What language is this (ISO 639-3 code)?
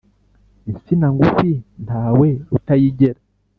kin